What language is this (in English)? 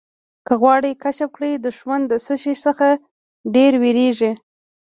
Pashto